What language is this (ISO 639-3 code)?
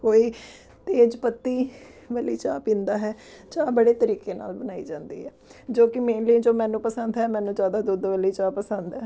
pan